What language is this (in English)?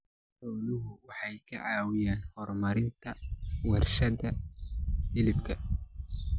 Somali